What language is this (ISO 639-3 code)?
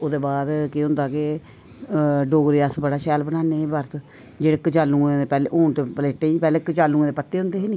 doi